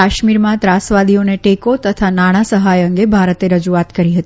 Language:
Gujarati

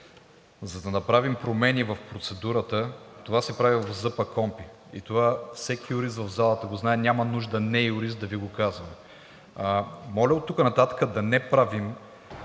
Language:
Bulgarian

